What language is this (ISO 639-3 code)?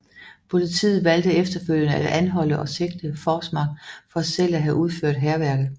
dan